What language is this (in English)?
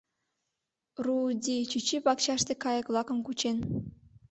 Mari